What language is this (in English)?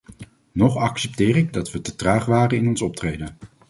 Dutch